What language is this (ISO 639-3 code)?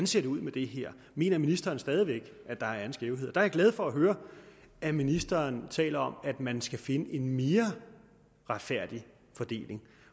dan